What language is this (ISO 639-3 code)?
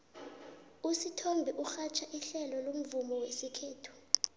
nbl